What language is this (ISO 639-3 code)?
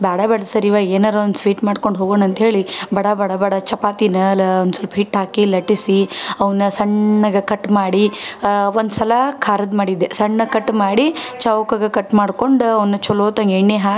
kan